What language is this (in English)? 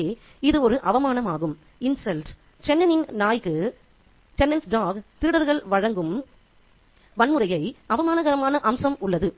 Tamil